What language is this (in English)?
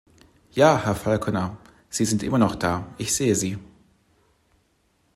German